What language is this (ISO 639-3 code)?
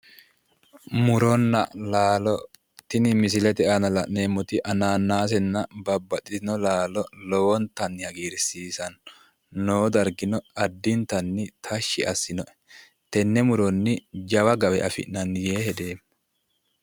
sid